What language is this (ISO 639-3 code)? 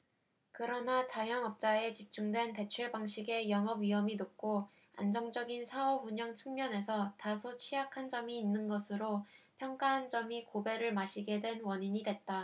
kor